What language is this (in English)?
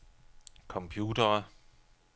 Danish